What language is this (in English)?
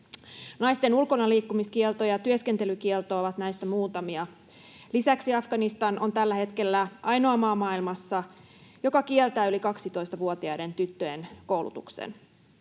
Finnish